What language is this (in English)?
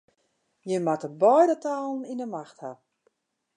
Western Frisian